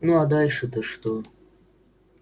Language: Russian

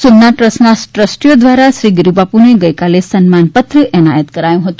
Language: Gujarati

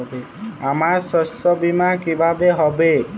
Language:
Bangla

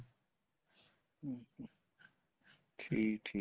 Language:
Punjabi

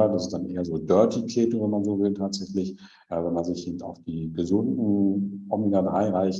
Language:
German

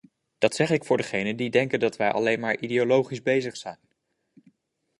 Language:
Dutch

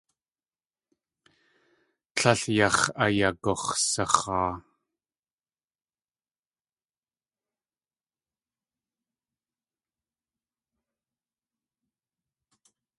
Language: Tlingit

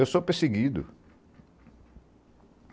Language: Portuguese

